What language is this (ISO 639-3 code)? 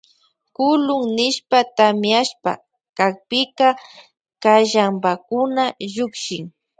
qvj